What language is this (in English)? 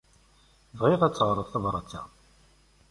Kabyle